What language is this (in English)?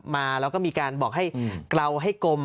Thai